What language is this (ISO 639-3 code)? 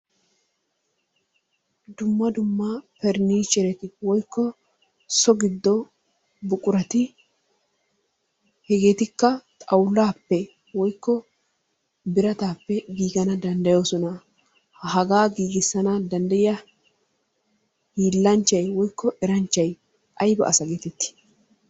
wal